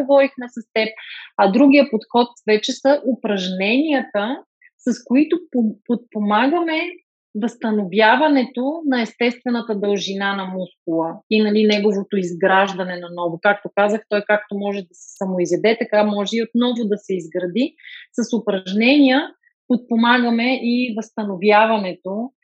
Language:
Bulgarian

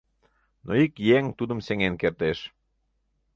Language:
Mari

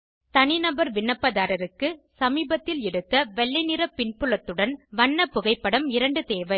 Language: Tamil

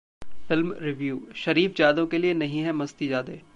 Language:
Hindi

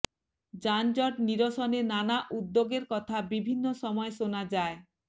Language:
Bangla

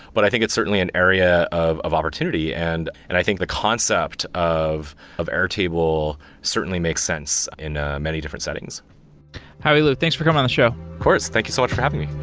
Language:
English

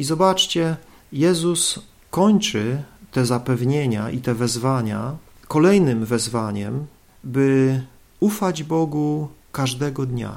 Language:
Polish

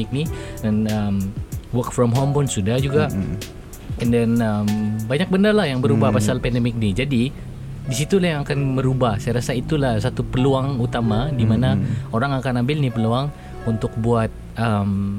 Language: Malay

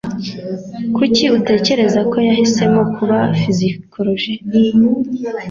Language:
Kinyarwanda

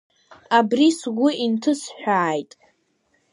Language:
Abkhazian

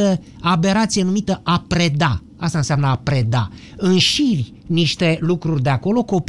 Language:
Romanian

